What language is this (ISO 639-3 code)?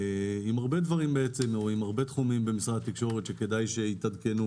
heb